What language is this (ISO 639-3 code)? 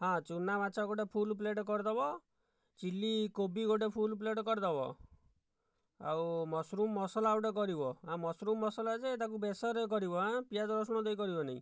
ori